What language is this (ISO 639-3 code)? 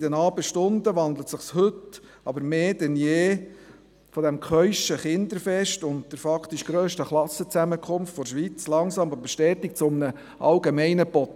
gsw